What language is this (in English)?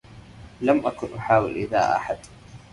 Arabic